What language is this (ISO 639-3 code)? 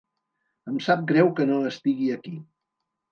cat